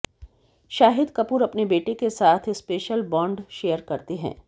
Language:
Hindi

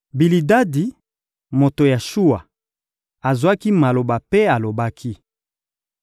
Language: Lingala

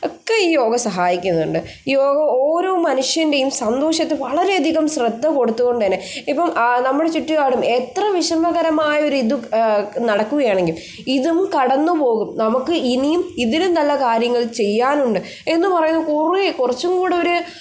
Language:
Malayalam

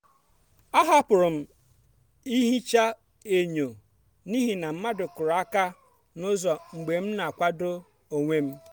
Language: Igbo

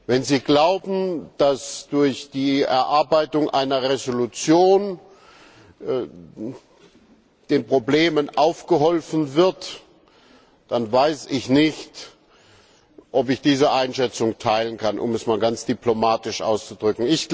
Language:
German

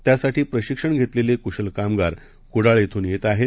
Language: Marathi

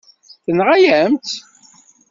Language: Kabyle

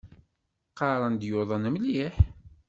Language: Kabyle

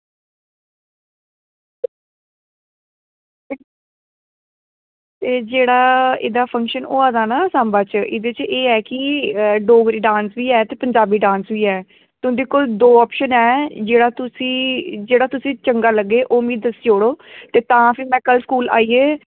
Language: Dogri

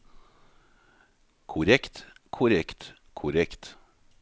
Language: Norwegian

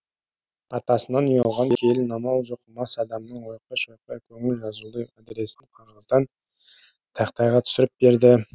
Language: Kazakh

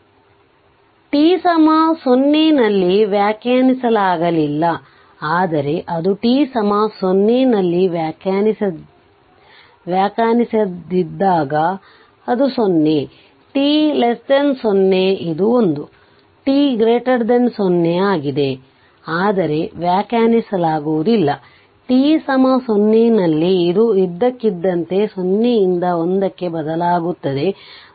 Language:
Kannada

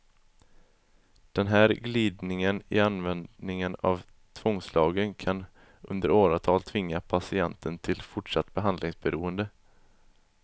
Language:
Swedish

